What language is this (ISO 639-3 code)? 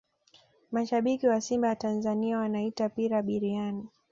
swa